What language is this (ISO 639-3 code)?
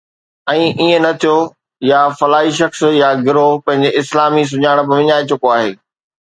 snd